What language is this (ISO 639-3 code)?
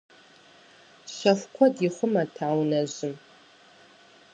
kbd